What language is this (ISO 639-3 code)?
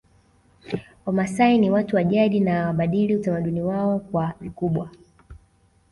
swa